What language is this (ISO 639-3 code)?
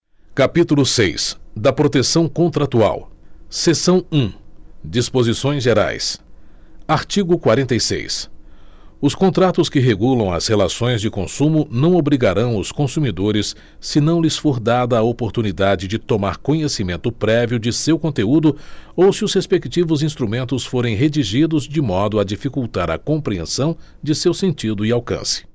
por